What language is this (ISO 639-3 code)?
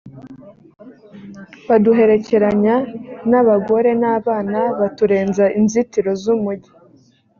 kin